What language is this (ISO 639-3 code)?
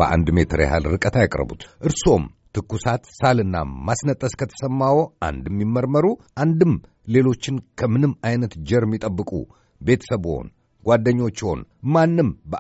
amh